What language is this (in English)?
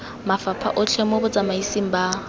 Tswana